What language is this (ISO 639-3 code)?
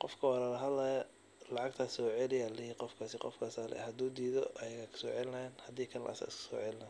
som